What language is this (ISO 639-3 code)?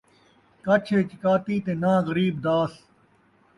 skr